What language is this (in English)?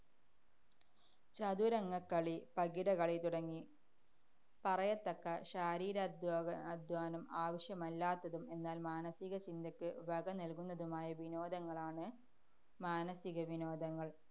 Malayalam